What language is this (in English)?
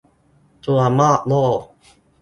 Thai